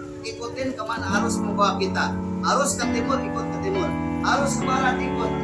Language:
Indonesian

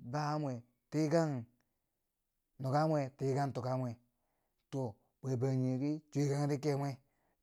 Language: Bangwinji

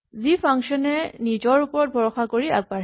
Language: Assamese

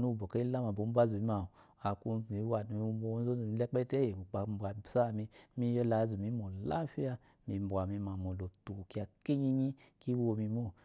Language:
Eloyi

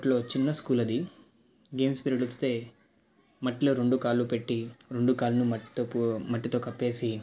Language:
Telugu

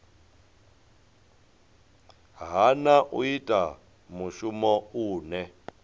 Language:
Venda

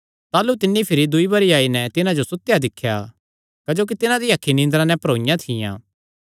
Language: Kangri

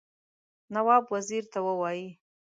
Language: Pashto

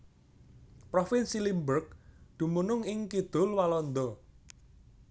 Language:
Javanese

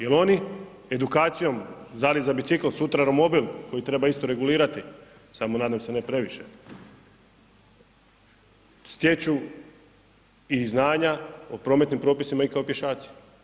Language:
Croatian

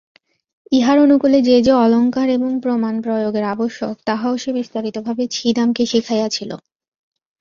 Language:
Bangla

